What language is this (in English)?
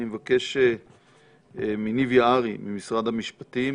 Hebrew